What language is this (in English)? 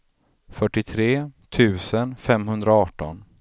Swedish